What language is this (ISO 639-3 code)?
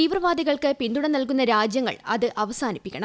mal